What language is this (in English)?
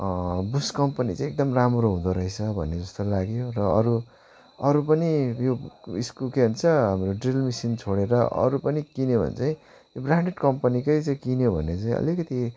Nepali